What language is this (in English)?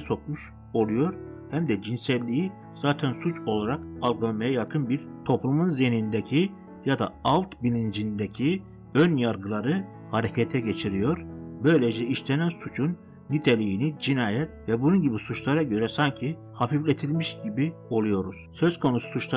Turkish